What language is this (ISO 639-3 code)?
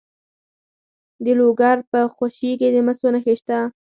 pus